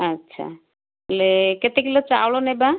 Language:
Odia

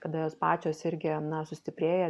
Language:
Lithuanian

